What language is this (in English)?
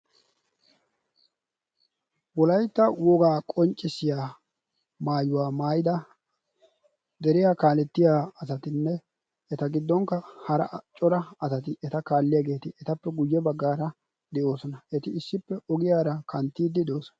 Wolaytta